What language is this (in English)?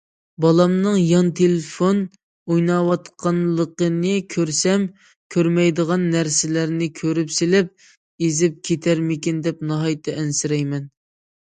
Uyghur